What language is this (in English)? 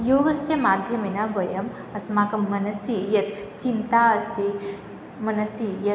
Sanskrit